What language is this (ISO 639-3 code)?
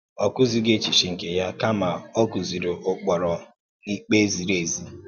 ibo